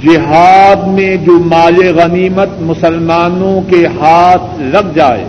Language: Urdu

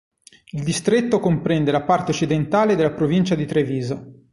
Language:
Italian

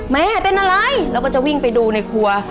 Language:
Thai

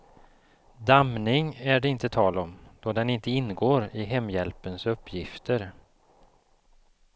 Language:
Swedish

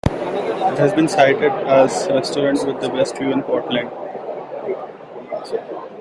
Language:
English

